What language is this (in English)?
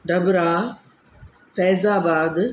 Sindhi